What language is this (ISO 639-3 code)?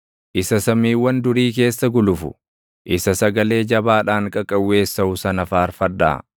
orm